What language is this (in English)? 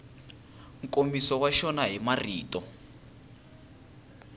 Tsonga